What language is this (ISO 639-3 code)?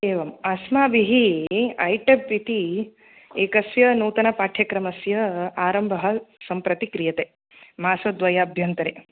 san